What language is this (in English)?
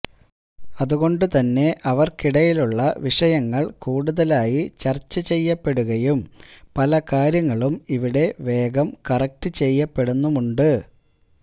Malayalam